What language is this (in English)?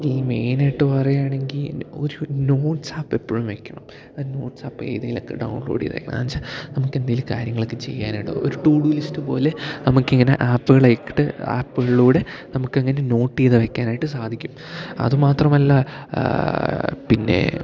Malayalam